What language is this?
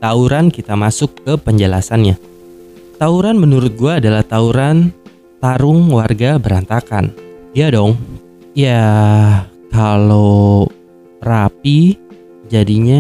Indonesian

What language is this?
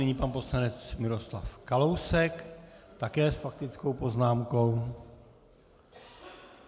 Czech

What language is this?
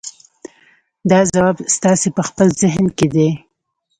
Pashto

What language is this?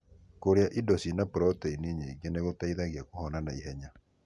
Kikuyu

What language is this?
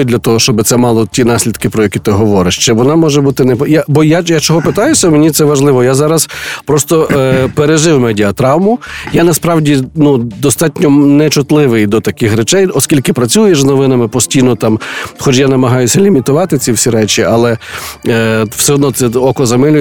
Ukrainian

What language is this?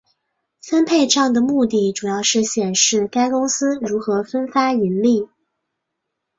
Chinese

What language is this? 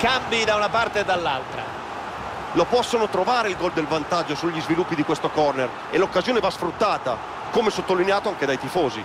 Italian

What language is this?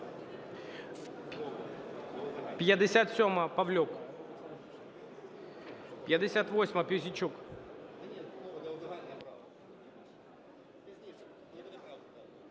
Ukrainian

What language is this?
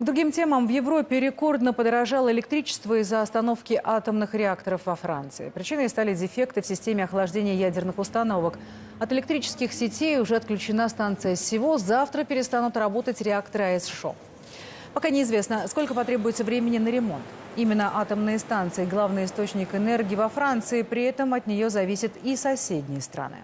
Russian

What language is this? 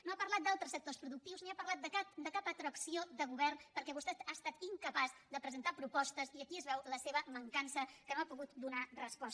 Catalan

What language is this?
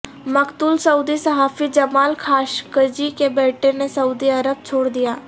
Urdu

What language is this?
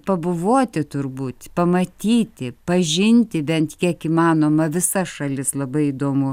Lithuanian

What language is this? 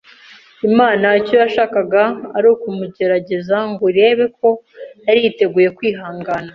Kinyarwanda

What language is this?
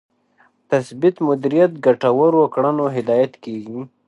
Pashto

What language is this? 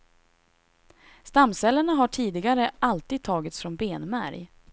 Swedish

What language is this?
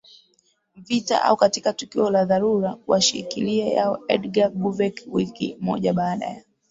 Swahili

